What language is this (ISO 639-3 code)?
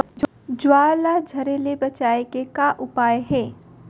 hne